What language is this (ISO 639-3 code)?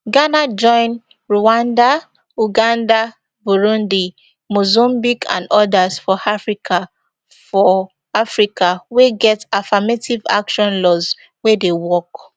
pcm